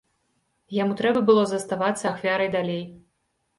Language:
Belarusian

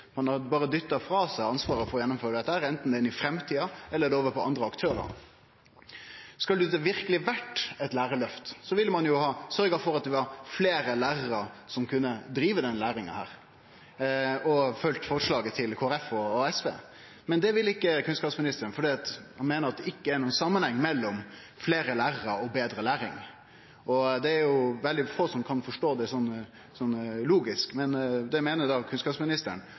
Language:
Norwegian Nynorsk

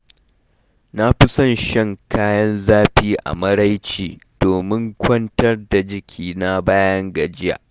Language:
Hausa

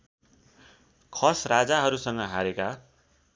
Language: Nepali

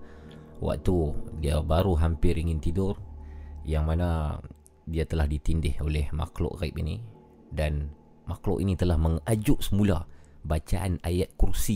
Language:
Malay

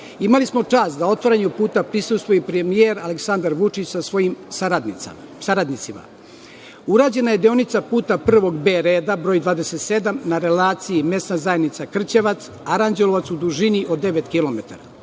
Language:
Serbian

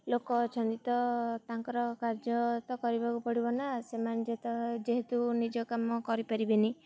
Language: Odia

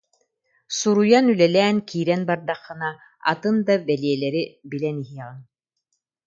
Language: Yakut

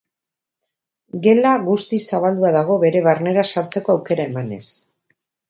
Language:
Basque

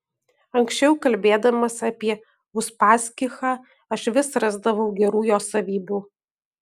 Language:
Lithuanian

